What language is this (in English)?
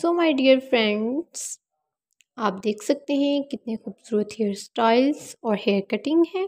Hindi